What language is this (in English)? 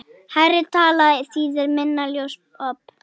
Icelandic